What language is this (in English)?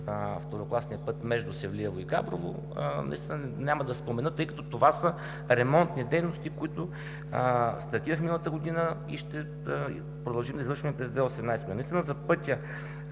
Bulgarian